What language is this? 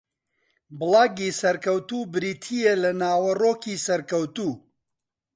Central Kurdish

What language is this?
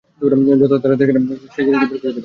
Bangla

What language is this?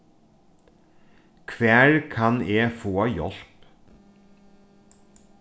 Faroese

